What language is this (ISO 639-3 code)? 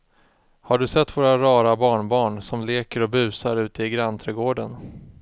swe